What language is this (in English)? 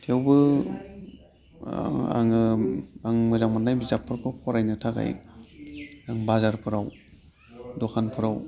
Bodo